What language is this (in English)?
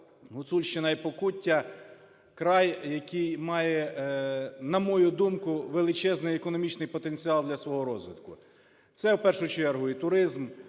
Ukrainian